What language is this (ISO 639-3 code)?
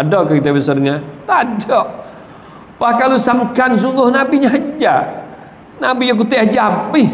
msa